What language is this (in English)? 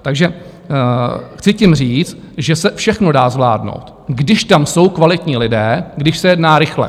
Czech